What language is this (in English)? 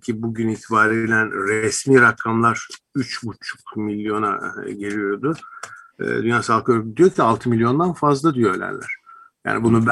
Turkish